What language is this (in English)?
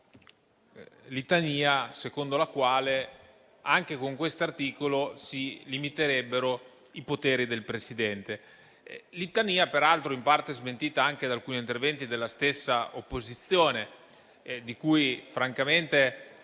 Italian